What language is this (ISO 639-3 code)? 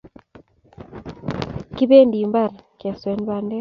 kln